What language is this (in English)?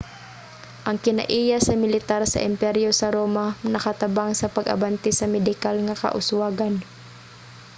Cebuano